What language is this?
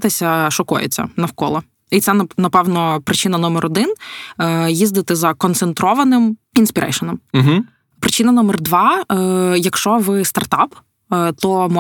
Ukrainian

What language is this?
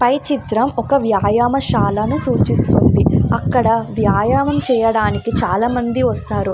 Telugu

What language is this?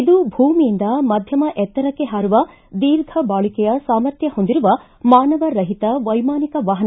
Kannada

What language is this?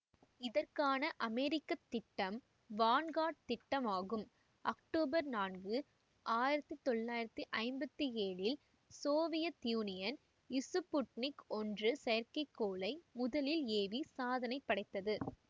Tamil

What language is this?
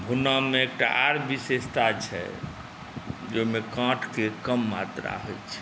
Maithili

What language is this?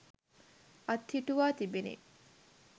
Sinhala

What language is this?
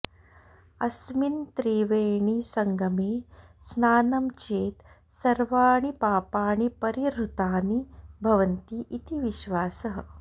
Sanskrit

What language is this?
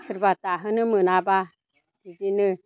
Bodo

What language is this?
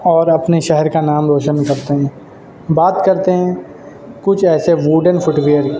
Urdu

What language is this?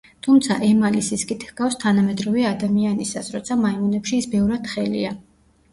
Georgian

